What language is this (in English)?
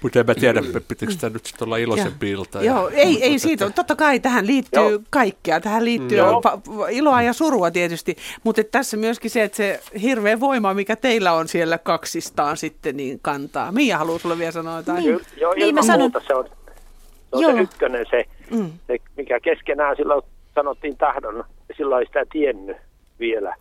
Finnish